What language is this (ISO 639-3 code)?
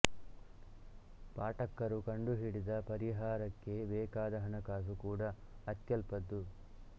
kan